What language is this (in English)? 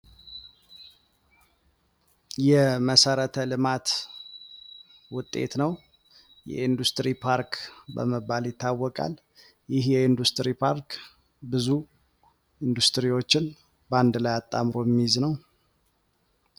Amharic